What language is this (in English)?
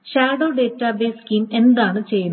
Malayalam